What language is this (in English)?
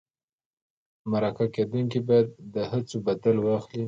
Pashto